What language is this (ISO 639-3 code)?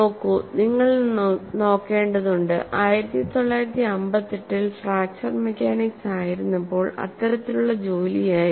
mal